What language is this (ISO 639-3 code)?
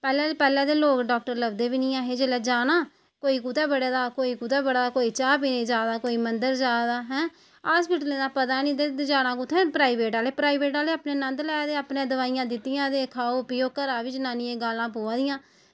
doi